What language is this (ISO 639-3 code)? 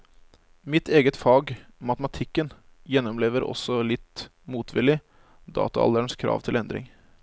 nor